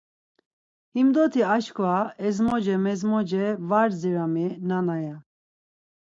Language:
Laz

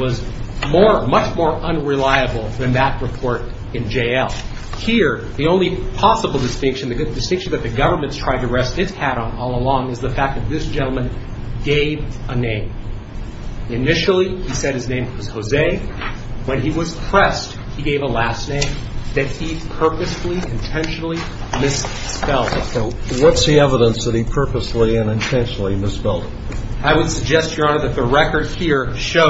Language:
English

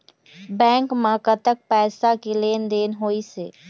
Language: Chhattisgarhi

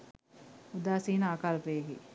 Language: Sinhala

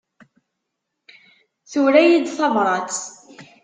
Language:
Kabyle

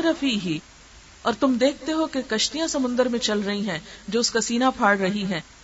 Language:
Urdu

